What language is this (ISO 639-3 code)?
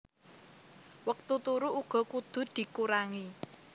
jav